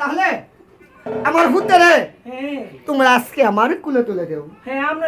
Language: Thai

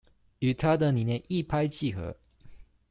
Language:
Chinese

